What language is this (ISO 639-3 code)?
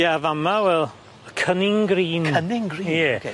cym